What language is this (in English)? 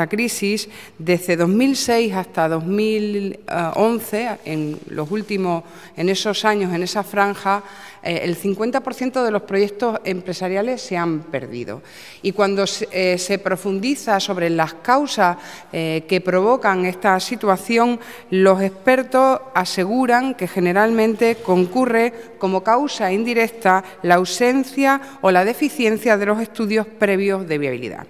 Spanish